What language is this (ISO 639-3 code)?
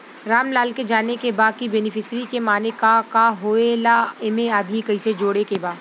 bho